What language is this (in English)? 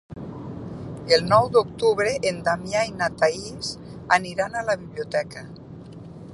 Catalan